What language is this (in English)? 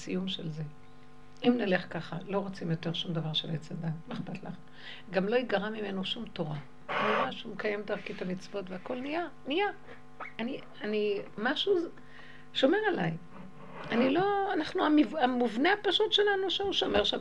Hebrew